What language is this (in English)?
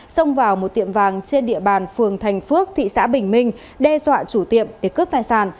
Vietnamese